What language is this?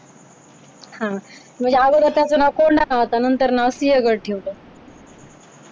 Marathi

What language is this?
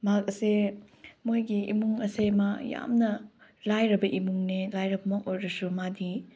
Manipuri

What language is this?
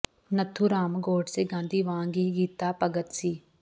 Punjabi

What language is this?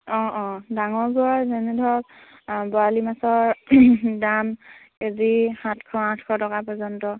Assamese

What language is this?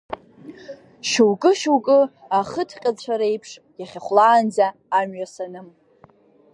Abkhazian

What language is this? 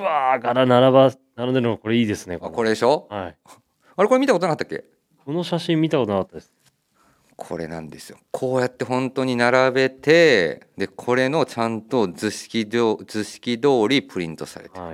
Japanese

